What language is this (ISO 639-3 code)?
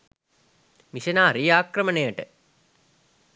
sin